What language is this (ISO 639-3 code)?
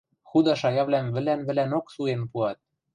mrj